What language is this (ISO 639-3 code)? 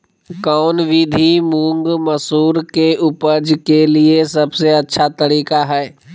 mag